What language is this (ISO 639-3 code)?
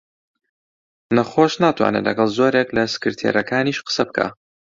ckb